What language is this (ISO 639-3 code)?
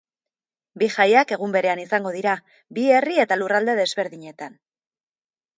eus